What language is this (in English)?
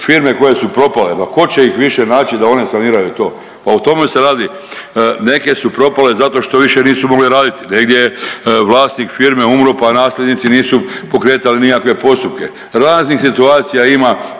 Croatian